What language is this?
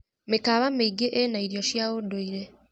Kikuyu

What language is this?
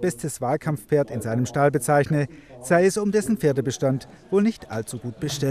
German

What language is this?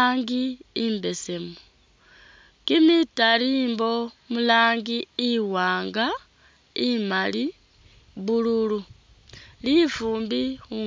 Masaaba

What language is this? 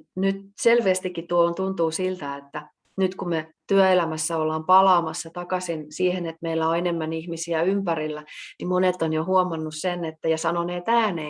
Finnish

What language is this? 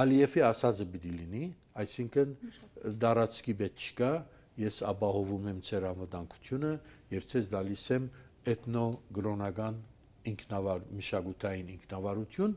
Turkish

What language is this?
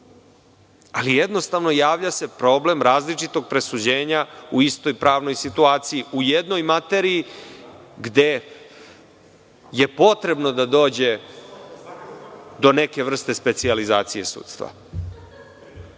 Serbian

